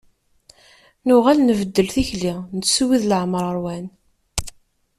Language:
Kabyle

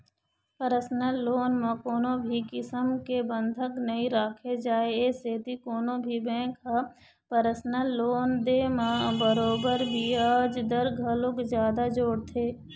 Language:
Chhattisgarhi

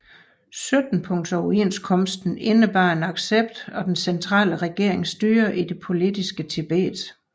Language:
Danish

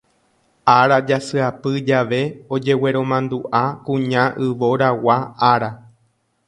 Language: Guarani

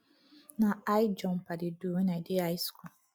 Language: Nigerian Pidgin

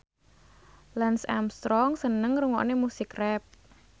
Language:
Javanese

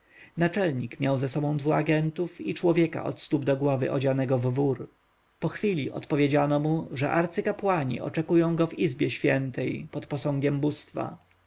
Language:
Polish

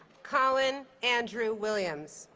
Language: English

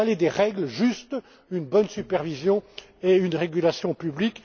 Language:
French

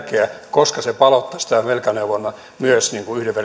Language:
Finnish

